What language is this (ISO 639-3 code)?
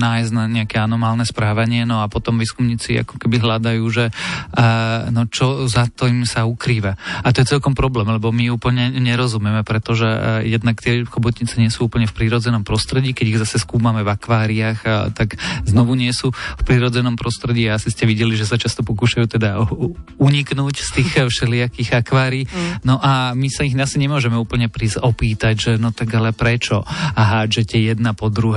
slk